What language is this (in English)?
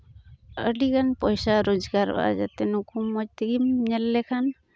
Santali